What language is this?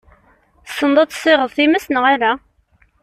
Kabyle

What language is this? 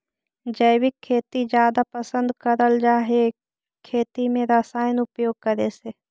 Magahi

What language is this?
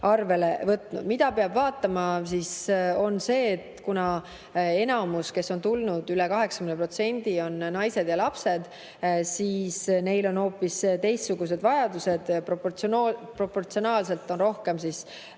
Estonian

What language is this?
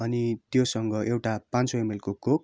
Nepali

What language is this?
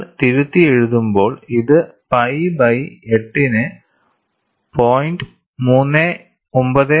Malayalam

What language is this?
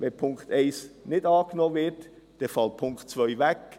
Swiss German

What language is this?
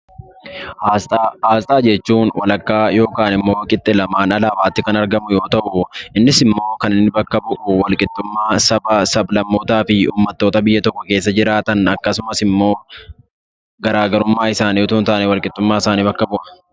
Oromo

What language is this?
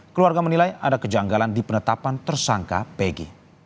Indonesian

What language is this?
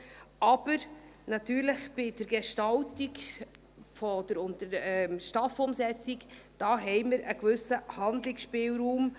Swiss German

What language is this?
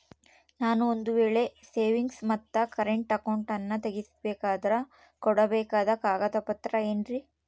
Kannada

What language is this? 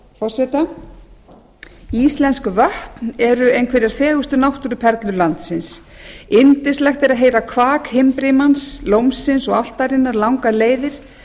Icelandic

